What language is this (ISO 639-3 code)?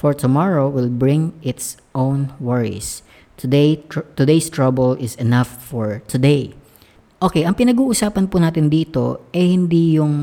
fil